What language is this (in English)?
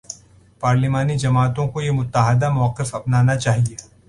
Urdu